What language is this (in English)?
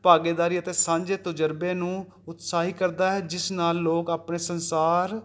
Punjabi